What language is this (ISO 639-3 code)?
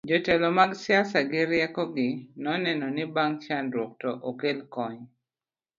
luo